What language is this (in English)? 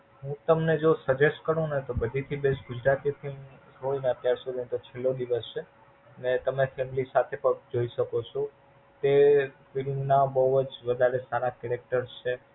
Gujarati